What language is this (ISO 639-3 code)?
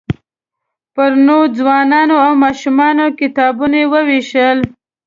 pus